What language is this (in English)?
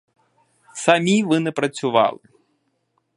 Ukrainian